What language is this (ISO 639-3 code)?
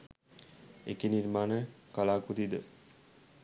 sin